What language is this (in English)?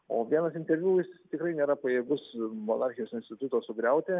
Lithuanian